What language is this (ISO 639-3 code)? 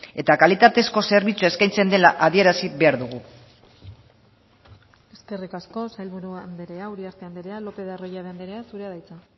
eus